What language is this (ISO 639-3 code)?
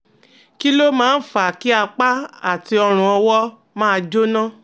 yor